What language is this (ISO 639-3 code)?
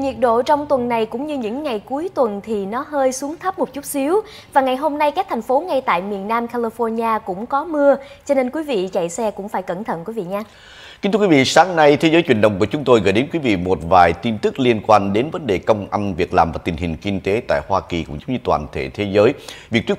vie